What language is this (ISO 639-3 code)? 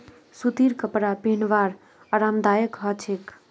mag